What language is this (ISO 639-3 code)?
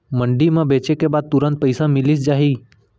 hne